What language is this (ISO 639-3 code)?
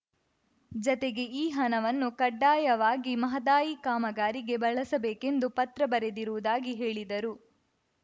kan